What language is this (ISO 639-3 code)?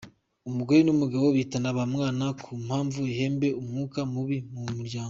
kin